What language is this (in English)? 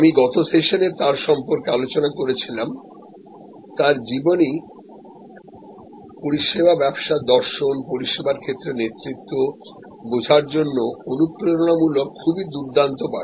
Bangla